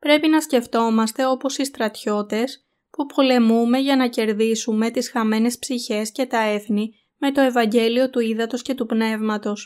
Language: Greek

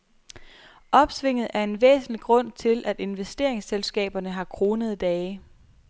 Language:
Danish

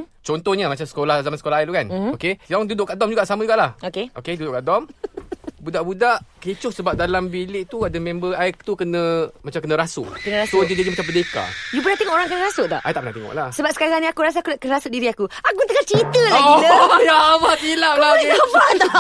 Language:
Malay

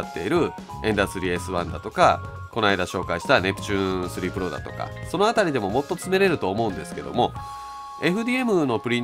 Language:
Japanese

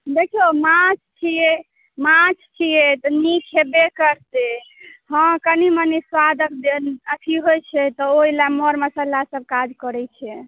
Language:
Maithili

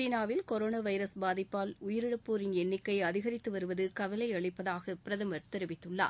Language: Tamil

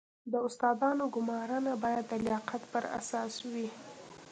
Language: Pashto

